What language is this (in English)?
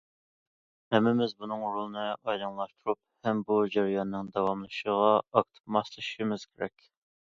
Uyghur